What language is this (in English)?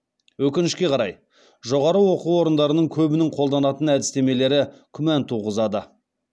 Kazakh